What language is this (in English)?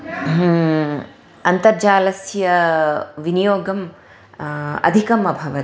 Sanskrit